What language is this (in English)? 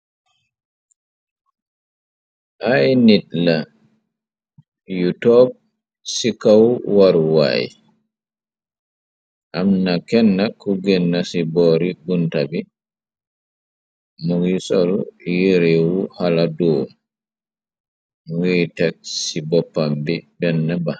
Wolof